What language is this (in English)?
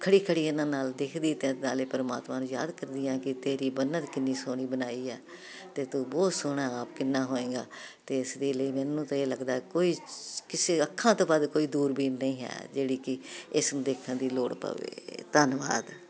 Punjabi